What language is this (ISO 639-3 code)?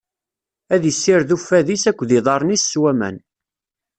kab